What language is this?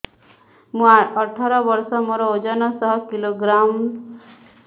Odia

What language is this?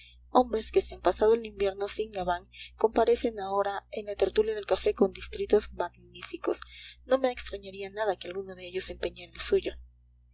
Spanish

